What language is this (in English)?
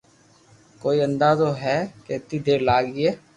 Loarki